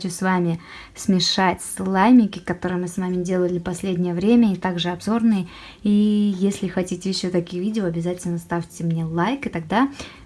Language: Russian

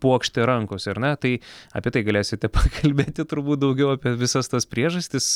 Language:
Lithuanian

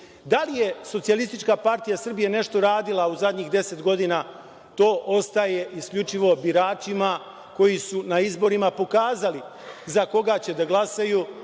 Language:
Serbian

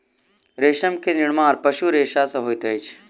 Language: Maithili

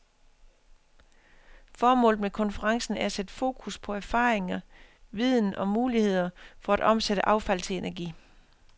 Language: Danish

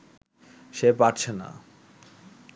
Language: Bangla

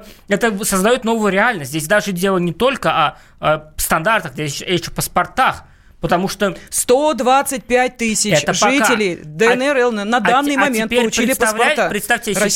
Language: Russian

